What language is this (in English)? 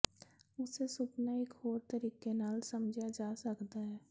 Punjabi